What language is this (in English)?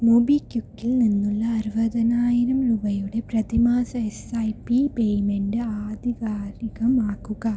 Malayalam